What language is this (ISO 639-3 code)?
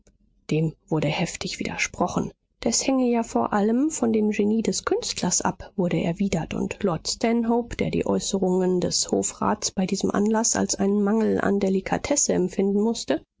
deu